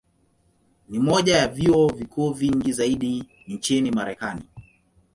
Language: Swahili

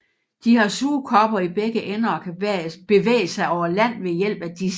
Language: Danish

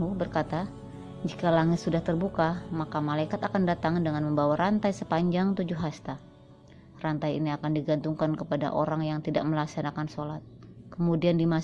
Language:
Indonesian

